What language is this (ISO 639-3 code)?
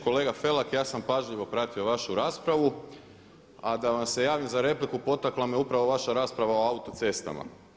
hrv